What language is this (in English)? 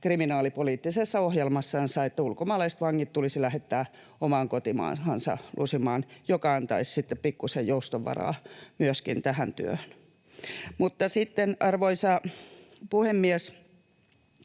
Finnish